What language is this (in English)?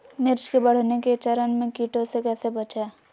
Magahi